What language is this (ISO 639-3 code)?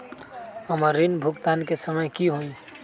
mag